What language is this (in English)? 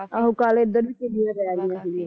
Punjabi